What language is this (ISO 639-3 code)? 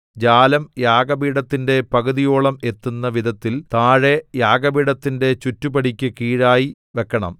mal